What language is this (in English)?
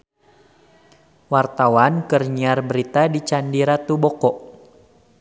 Sundanese